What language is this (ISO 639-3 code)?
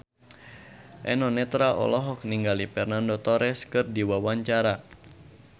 sun